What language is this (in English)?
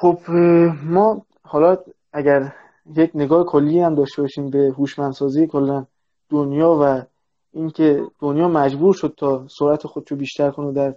Persian